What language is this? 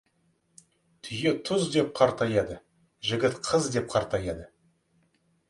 Kazakh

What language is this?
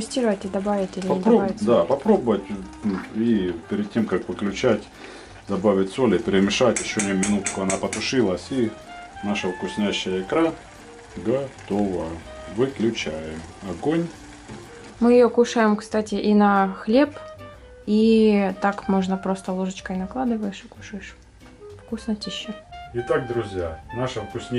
Russian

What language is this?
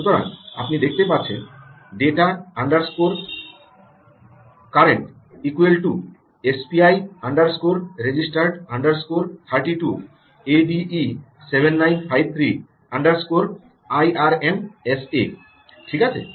Bangla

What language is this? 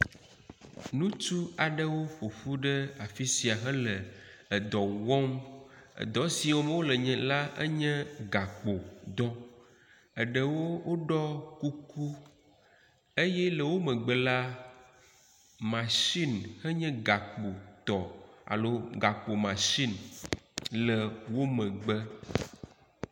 Ewe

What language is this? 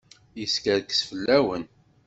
Kabyle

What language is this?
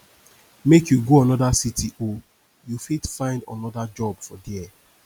Nigerian Pidgin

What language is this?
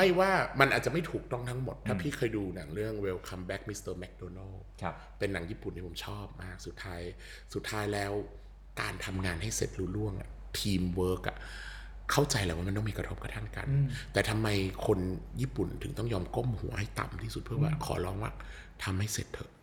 Thai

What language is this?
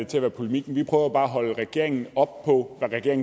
Danish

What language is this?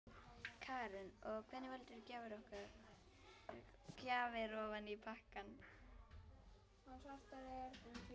Icelandic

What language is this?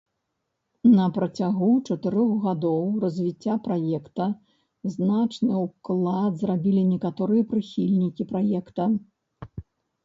Belarusian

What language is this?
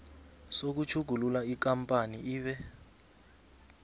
South Ndebele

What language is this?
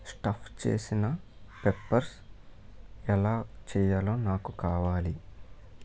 Telugu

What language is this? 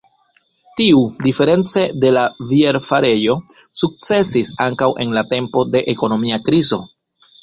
Esperanto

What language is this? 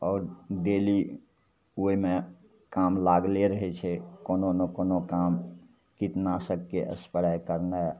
Maithili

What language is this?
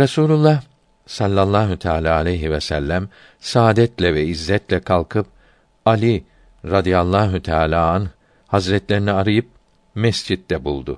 Turkish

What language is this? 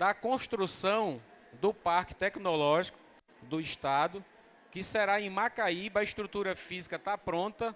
Portuguese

